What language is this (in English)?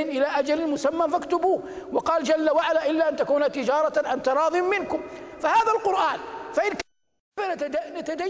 Arabic